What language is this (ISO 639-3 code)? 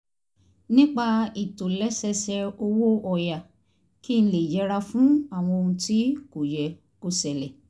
yor